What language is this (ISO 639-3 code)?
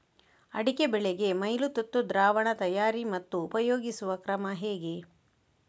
kan